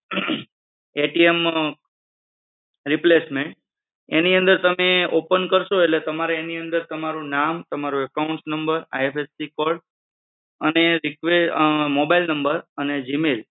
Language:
Gujarati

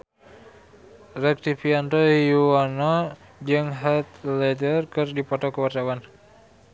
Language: Sundanese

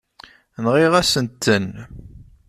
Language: Kabyle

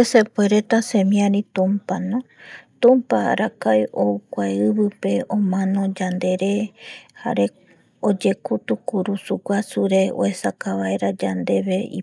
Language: Eastern Bolivian Guaraní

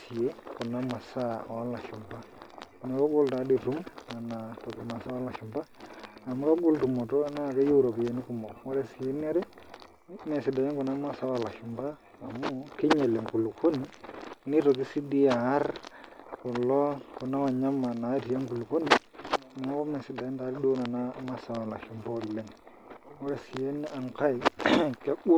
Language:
Masai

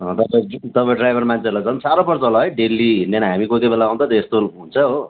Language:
Nepali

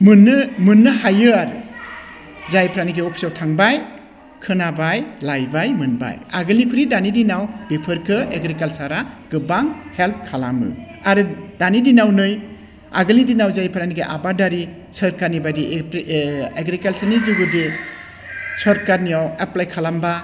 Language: Bodo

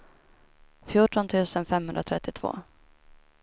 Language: Swedish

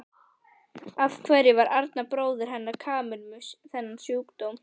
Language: Icelandic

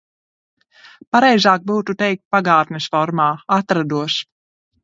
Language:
Latvian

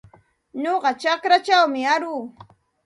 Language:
Santa Ana de Tusi Pasco Quechua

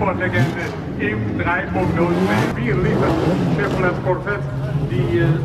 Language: Dutch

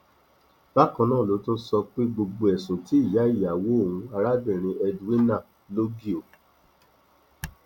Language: Yoruba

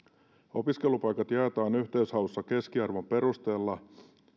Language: Finnish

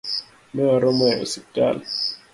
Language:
Luo (Kenya and Tanzania)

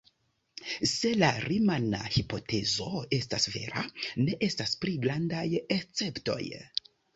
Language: Esperanto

